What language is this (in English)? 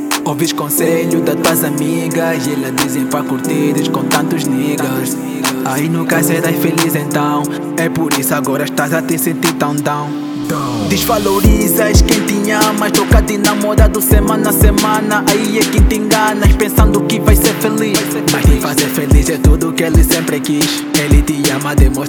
Portuguese